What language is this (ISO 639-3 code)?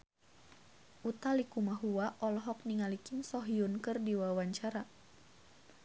sun